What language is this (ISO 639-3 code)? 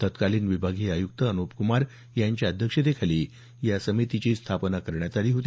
mar